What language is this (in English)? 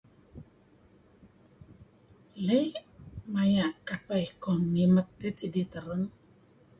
Kelabit